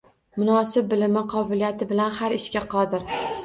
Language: Uzbek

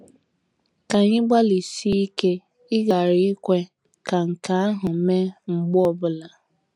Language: Igbo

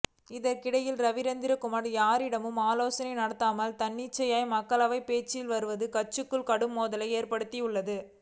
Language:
Tamil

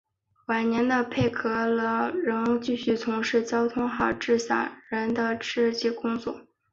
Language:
Chinese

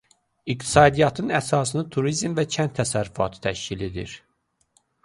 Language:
Azerbaijani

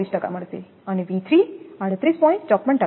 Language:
Gujarati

